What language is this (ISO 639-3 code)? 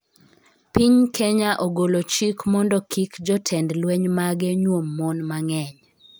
luo